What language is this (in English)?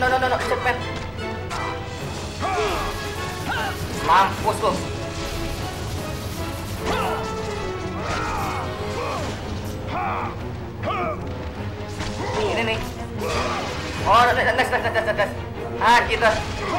Indonesian